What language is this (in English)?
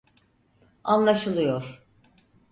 Turkish